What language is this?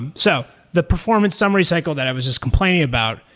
English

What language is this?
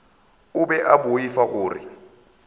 Northern Sotho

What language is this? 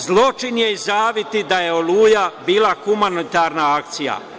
Serbian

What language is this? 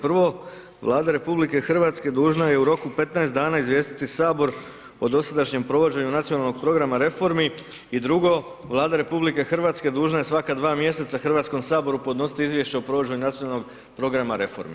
Croatian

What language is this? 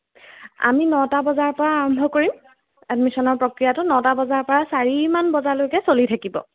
Assamese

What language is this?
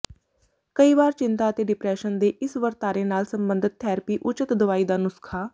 Punjabi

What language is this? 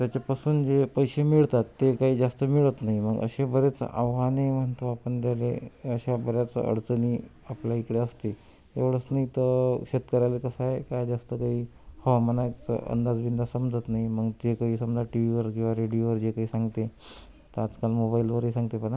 Marathi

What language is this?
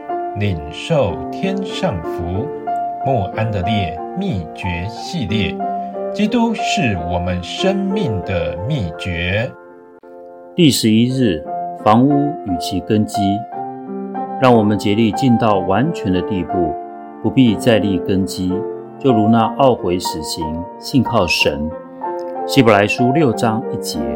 Chinese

